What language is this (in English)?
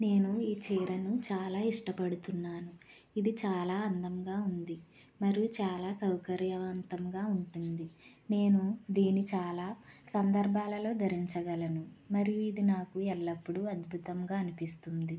Telugu